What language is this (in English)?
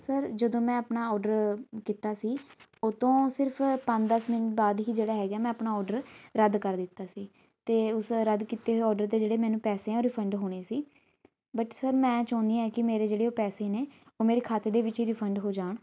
Punjabi